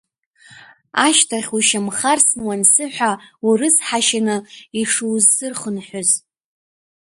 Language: Abkhazian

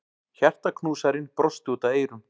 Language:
Icelandic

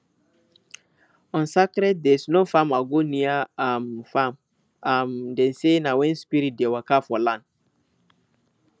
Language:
Nigerian Pidgin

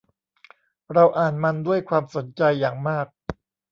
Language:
Thai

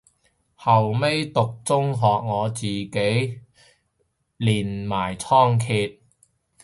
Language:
Cantonese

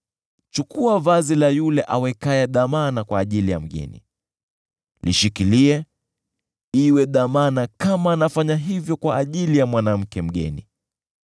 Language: Swahili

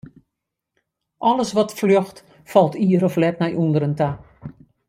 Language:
Western Frisian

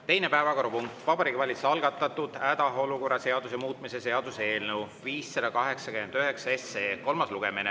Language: Estonian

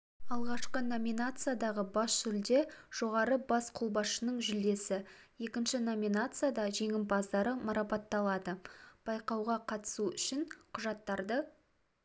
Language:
Kazakh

